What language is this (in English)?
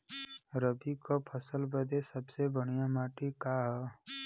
Bhojpuri